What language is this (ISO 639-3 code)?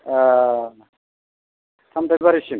brx